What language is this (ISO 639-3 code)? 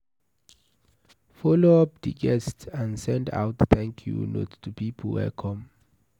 pcm